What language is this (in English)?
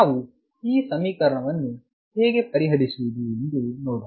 Kannada